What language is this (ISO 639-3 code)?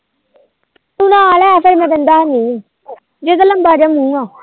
pan